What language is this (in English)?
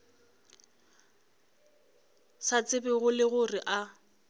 Northern Sotho